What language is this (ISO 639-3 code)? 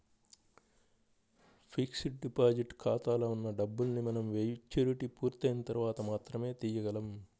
tel